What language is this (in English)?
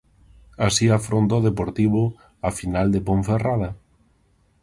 Galician